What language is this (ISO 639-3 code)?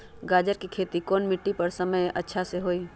mag